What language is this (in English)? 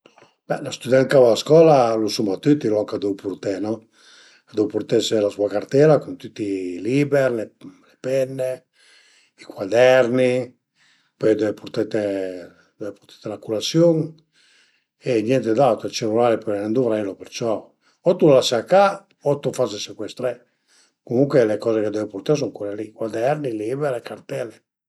Piedmontese